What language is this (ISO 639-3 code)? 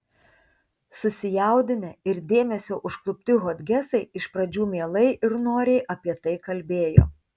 lit